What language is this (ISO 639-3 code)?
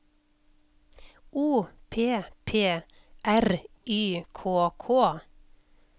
nor